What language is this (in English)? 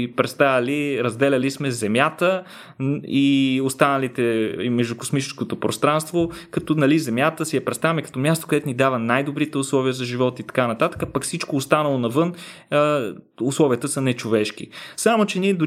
Bulgarian